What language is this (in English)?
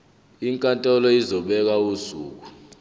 Zulu